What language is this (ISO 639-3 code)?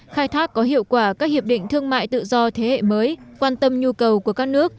vie